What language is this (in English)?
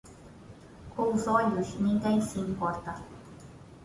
Portuguese